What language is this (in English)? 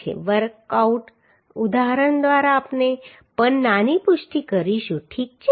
Gujarati